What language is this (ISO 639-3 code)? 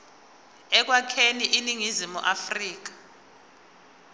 zul